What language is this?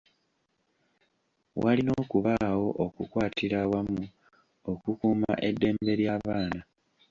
Ganda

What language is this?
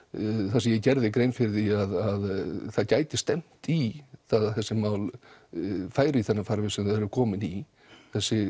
Icelandic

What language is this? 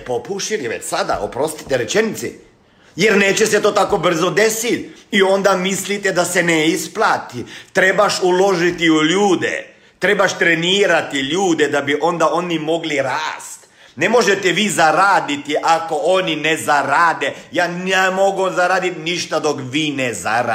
Croatian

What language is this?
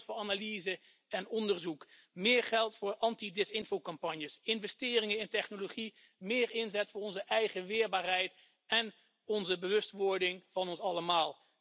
Dutch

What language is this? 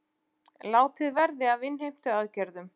Icelandic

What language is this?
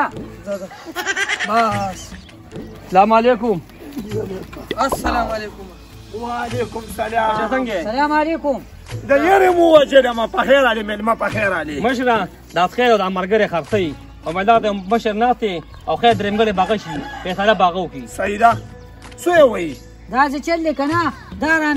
Arabic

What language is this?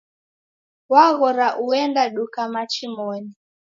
Taita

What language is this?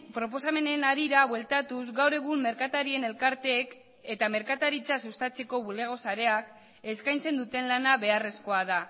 Basque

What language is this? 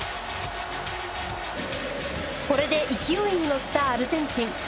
Japanese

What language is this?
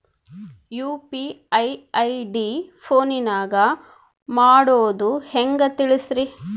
Kannada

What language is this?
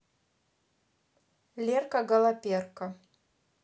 Russian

